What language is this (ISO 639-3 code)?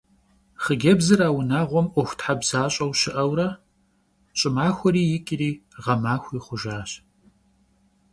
kbd